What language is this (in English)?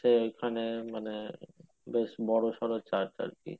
Bangla